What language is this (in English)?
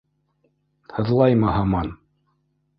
Bashkir